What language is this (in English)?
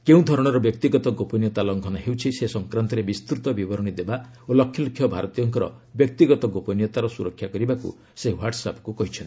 Odia